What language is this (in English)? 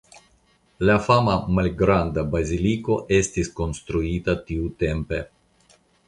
Esperanto